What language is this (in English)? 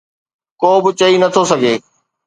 Sindhi